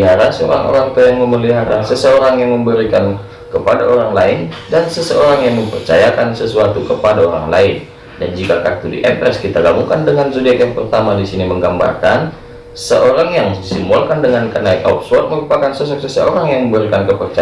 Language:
Indonesian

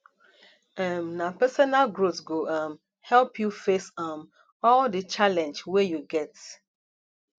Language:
Nigerian Pidgin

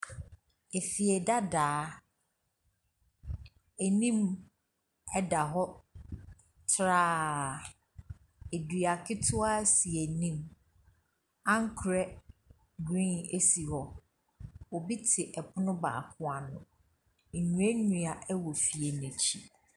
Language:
Akan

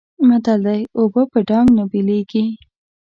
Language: Pashto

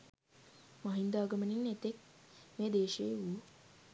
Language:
Sinhala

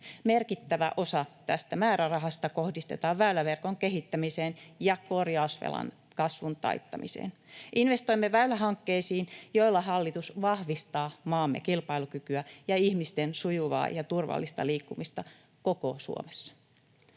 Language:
Finnish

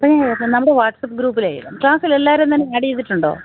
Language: Malayalam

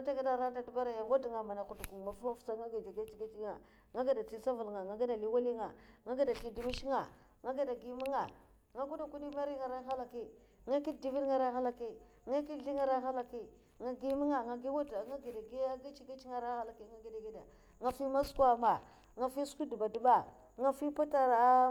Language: Mafa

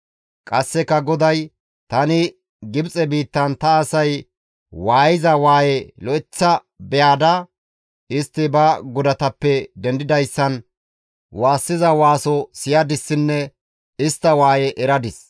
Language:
Gamo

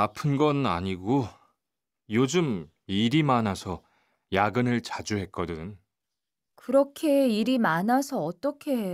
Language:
Vietnamese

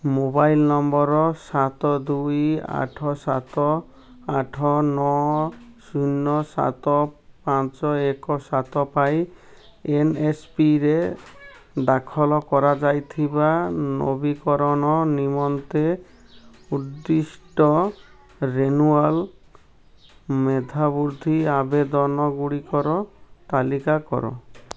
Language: Odia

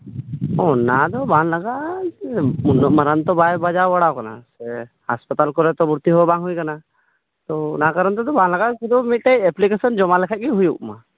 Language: Santali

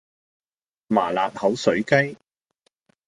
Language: Cantonese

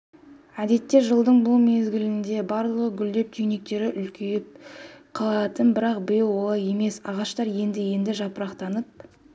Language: Kazakh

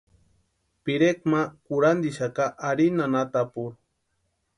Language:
Western Highland Purepecha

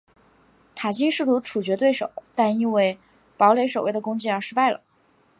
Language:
Chinese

